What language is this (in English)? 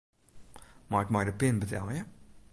Western Frisian